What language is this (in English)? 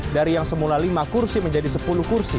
Indonesian